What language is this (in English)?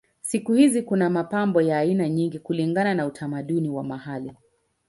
Swahili